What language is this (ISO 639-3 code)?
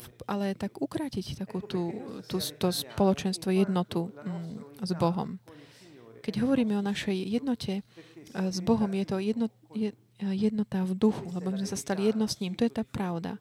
slk